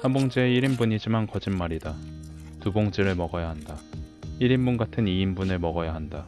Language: Korean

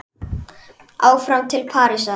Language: Icelandic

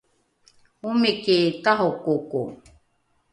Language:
Rukai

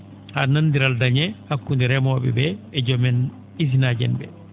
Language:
Fula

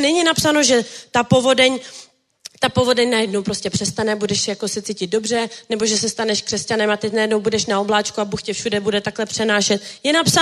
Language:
Czech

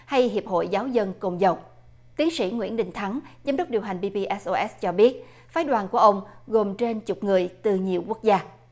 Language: Vietnamese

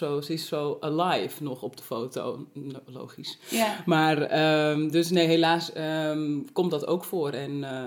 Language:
Dutch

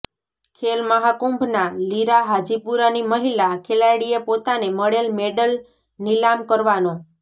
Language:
Gujarati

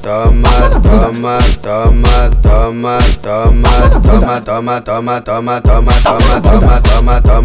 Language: Portuguese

